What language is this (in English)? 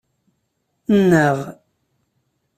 Kabyle